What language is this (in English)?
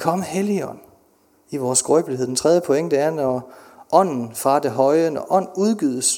Danish